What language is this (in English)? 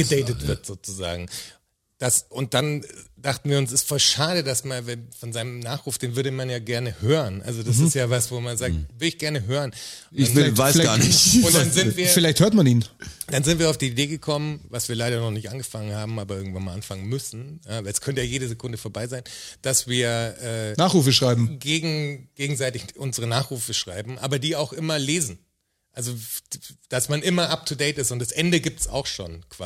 German